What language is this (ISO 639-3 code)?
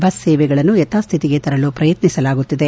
kan